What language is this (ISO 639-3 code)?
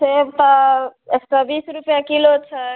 mai